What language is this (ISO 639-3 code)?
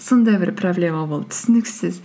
kaz